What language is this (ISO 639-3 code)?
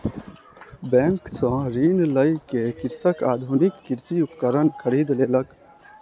mai